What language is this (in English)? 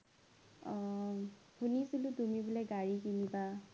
Assamese